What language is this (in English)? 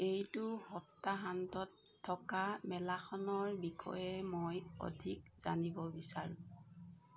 Assamese